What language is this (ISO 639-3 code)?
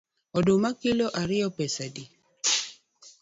luo